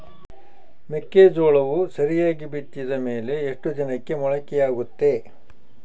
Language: Kannada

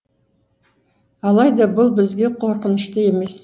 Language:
Kazakh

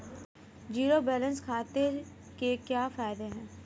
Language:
Hindi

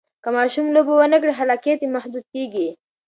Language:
Pashto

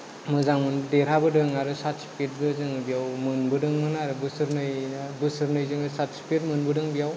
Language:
Bodo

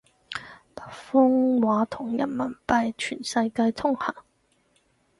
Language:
Cantonese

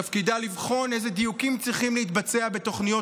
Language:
Hebrew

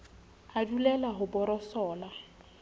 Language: Southern Sotho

